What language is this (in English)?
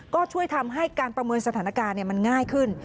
Thai